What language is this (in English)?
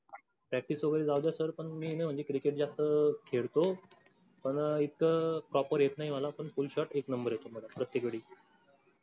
Marathi